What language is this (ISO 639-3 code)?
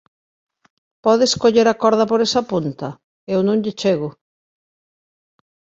glg